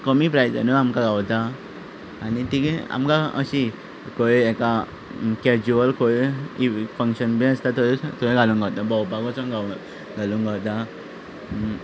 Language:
Konkani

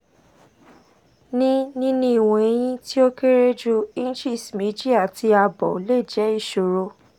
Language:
Yoruba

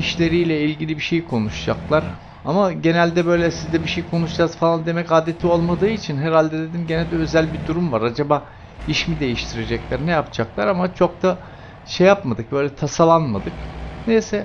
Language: Turkish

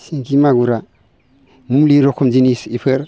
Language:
Bodo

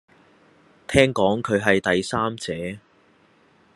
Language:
Cantonese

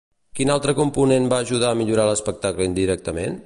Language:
Catalan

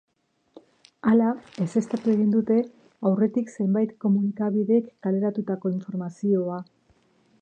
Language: Basque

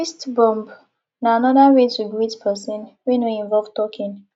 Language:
Nigerian Pidgin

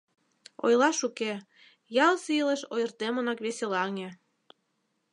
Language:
Mari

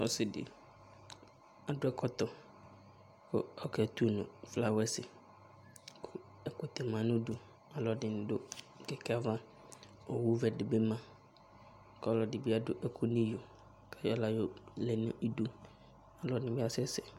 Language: Ikposo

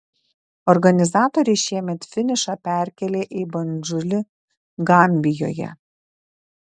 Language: Lithuanian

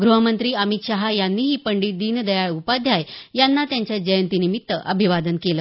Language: Marathi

